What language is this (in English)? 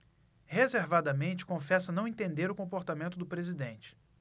Portuguese